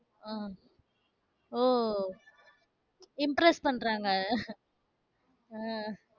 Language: Tamil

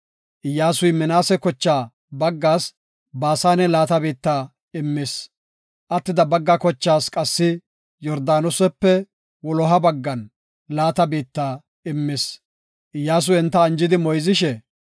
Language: Gofa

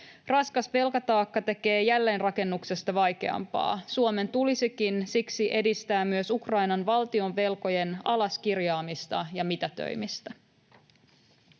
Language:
Finnish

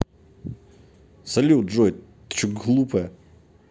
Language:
Russian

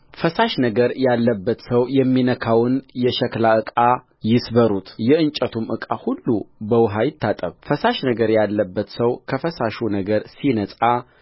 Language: Amharic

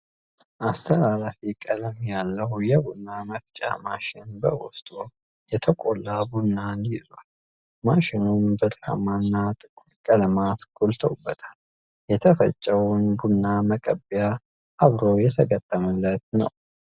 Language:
Amharic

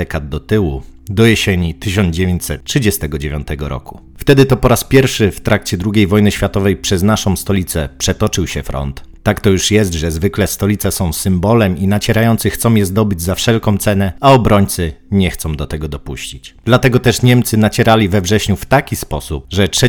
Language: Polish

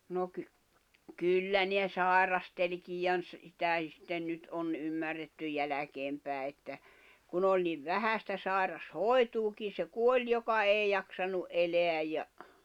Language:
Finnish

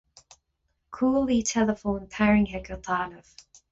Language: Irish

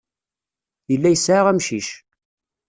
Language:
Kabyle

